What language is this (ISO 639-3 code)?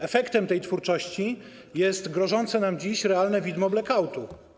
pol